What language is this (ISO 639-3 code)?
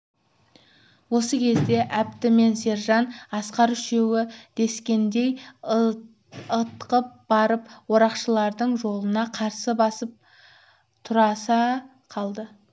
kaz